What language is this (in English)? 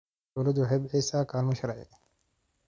Somali